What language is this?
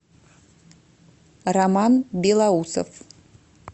Russian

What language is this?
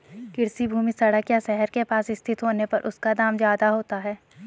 Hindi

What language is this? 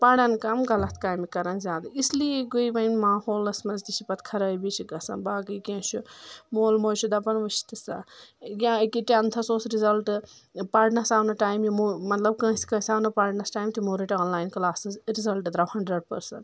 Kashmiri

